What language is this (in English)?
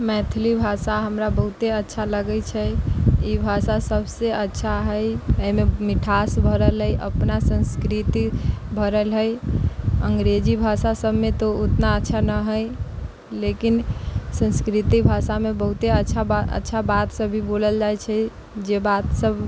Maithili